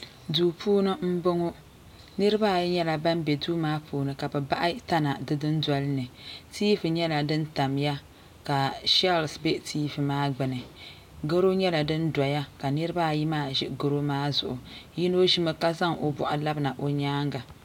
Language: Dagbani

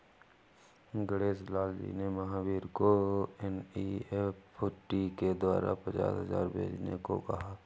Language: Hindi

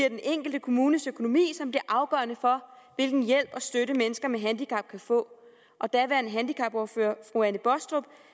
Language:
Danish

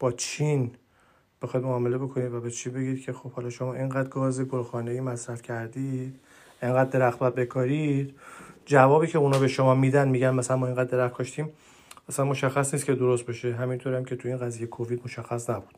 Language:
Persian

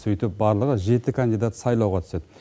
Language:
Kazakh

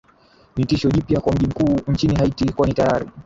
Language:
Swahili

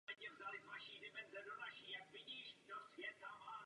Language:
Czech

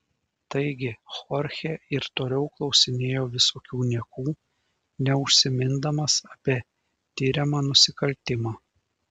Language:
Lithuanian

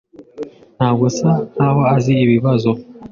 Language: Kinyarwanda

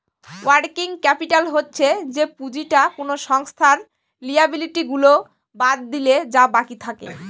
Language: Bangla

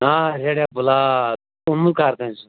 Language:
Kashmiri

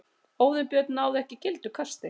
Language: Icelandic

